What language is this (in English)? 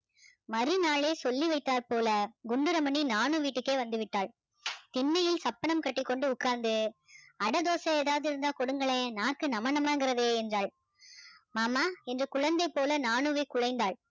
Tamil